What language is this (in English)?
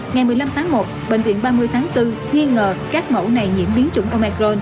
Vietnamese